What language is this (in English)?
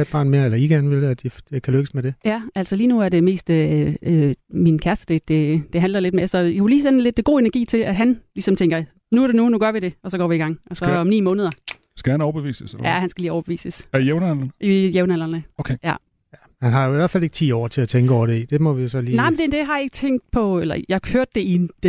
Danish